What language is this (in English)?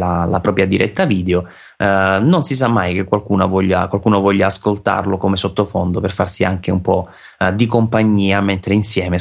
Italian